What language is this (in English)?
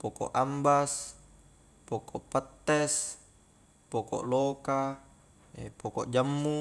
Highland Konjo